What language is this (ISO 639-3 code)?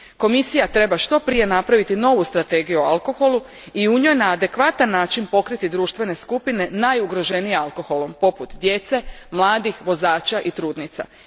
hrv